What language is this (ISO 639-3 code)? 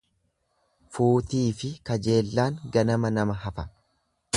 orm